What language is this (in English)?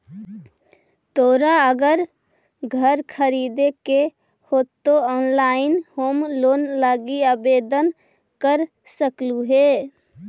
Magahi